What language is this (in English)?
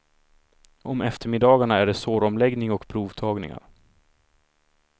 Swedish